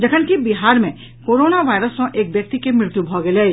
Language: Maithili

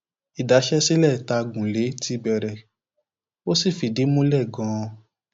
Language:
Yoruba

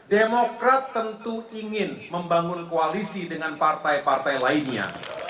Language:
Indonesian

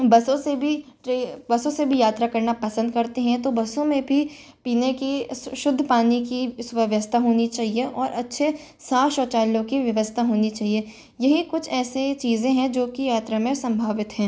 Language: Hindi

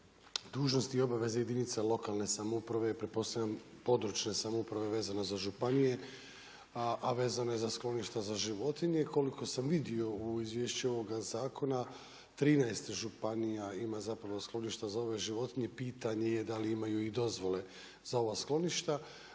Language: Croatian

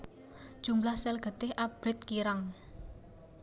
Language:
Javanese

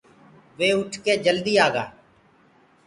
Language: Gurgula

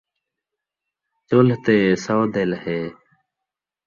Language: Saraiki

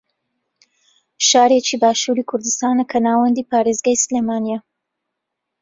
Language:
Central Kurdish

